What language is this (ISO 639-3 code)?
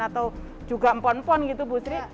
ind